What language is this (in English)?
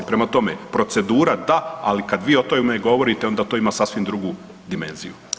Croatian